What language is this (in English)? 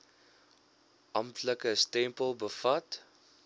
Afrikaans